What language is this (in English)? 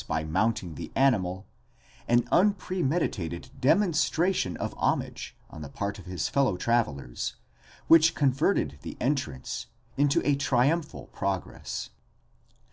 English